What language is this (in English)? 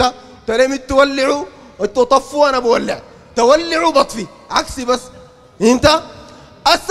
Arabic